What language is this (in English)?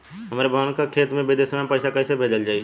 Bhojpuri